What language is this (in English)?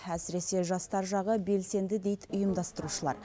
Kazakh